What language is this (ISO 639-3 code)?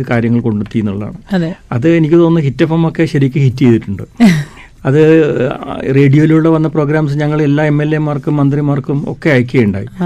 mal